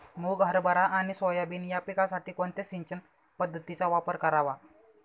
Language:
Marathi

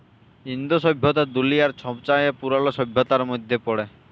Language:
Bangla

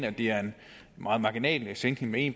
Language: Danish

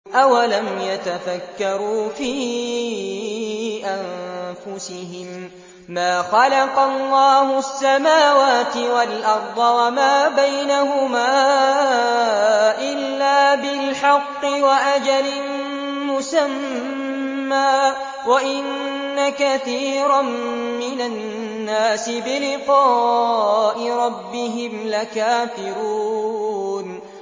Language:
Arabic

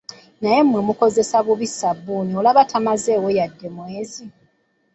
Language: Ganda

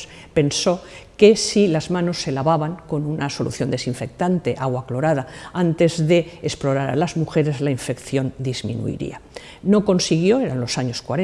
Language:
Spanish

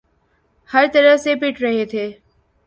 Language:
Urdu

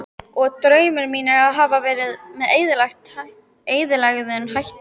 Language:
Icelandic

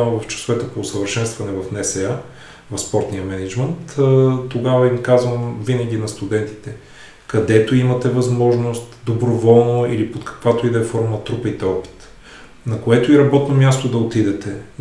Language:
Bulgarian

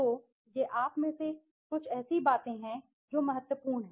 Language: Hindi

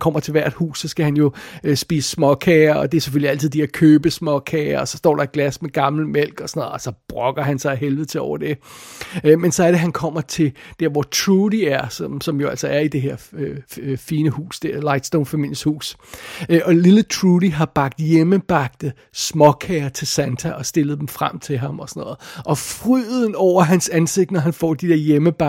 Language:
Danish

